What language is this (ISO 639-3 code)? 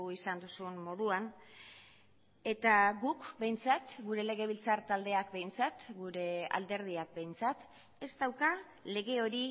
eus